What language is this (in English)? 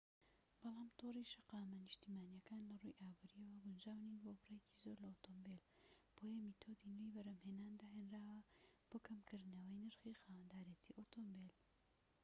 Central Kurdish